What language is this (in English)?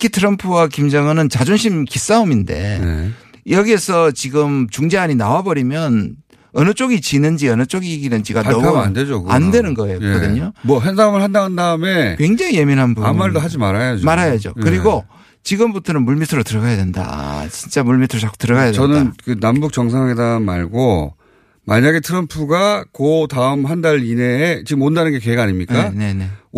Korean